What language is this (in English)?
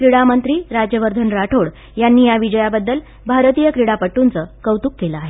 Marathi